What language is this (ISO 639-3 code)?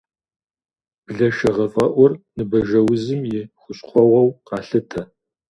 kbd